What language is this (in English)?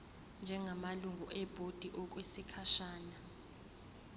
Zulu